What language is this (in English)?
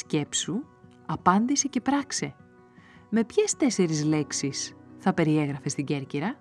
Greek